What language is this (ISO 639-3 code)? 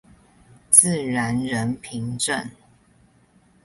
zho